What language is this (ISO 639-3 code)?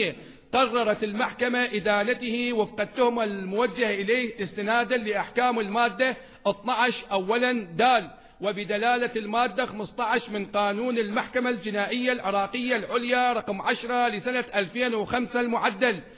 ara